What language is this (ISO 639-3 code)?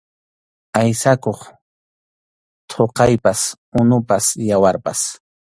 qxu